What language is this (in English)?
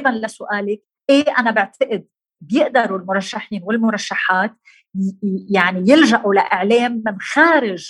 Arabic